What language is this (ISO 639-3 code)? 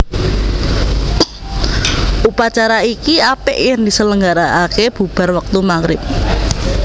jav